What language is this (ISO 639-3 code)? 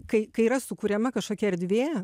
lit